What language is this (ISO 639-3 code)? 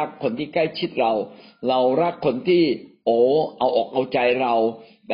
tha